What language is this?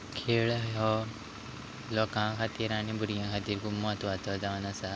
Konkani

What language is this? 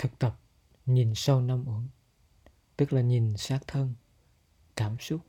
Vietnamese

